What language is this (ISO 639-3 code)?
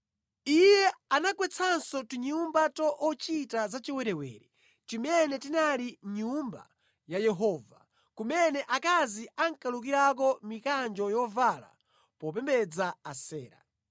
nya